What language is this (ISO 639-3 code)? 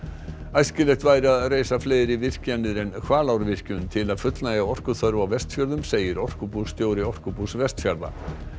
isl